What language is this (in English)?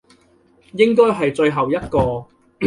Cantonese